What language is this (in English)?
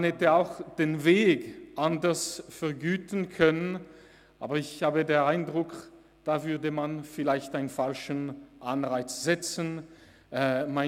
Swiss German